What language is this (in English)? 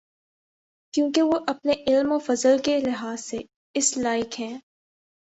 Urdu